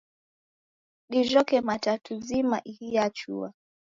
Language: Taita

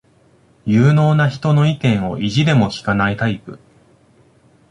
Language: Japanese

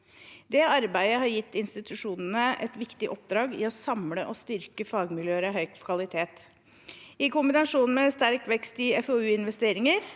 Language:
Norwegian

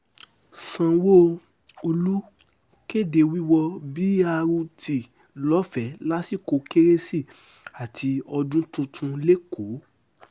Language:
Yoruba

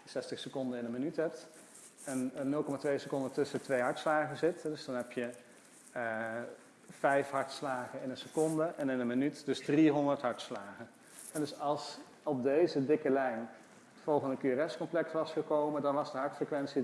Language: Dutch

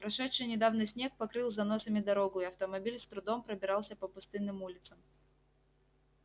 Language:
Russian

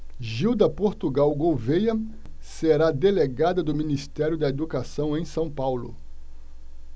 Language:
Portuguese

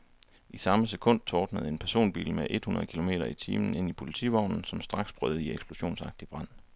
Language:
Danish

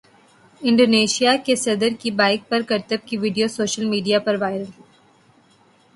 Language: Urdu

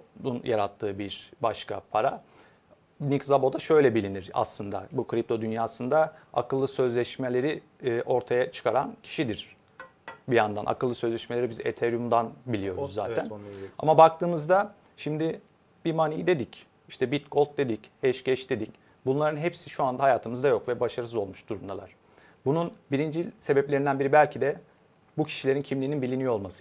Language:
Turkish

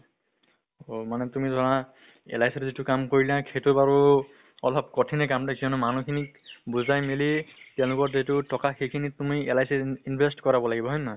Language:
Assamese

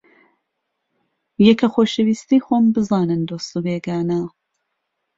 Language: Central Kurdish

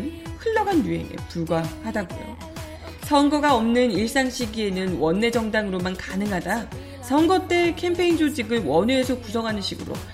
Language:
Korean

